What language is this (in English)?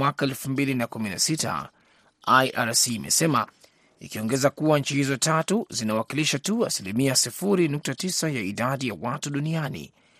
Swahili